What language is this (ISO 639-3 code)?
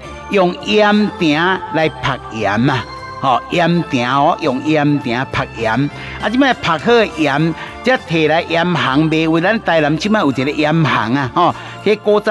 zho